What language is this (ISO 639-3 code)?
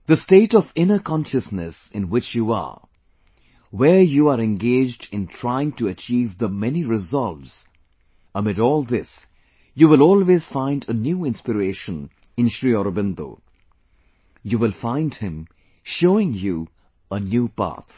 eng